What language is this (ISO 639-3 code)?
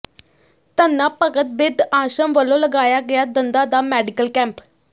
pan